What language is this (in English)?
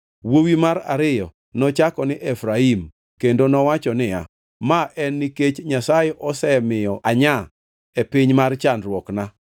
Luo (Kenya and Tanzania)